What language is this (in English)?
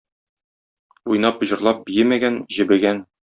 Tatar